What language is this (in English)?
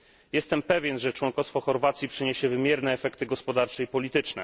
Polish